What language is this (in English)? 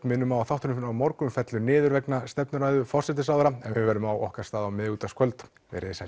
Icelandic